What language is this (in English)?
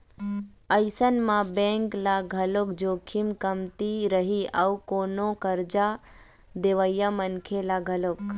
Chhattisgarhi